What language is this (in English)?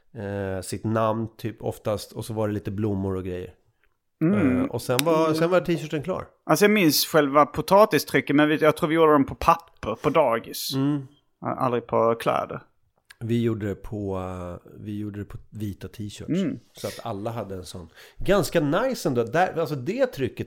Swedish